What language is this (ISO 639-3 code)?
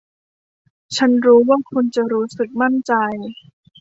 tha